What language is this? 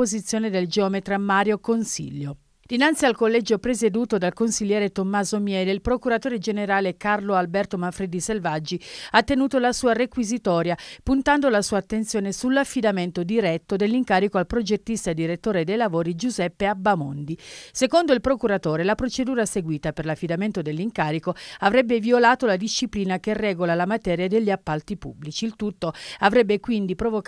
Italian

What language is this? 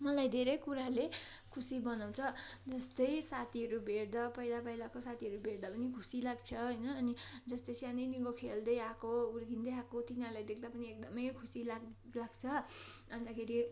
Nepali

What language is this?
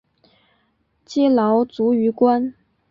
Chinese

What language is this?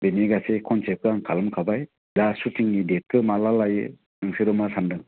Bodo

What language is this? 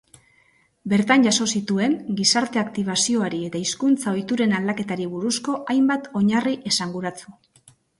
Basque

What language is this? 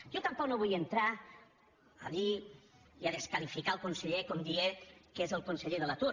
Catalan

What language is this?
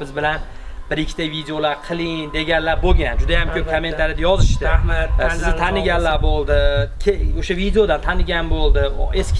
Uzbek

